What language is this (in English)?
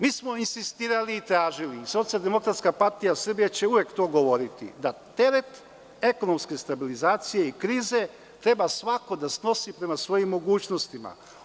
Serbian